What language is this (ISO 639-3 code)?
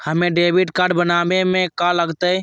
mag